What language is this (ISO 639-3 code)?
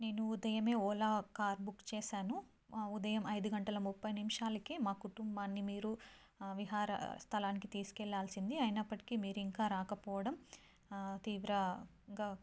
tel